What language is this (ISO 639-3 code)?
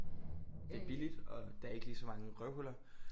dan